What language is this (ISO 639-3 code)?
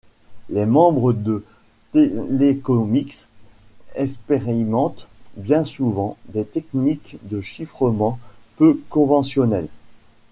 fra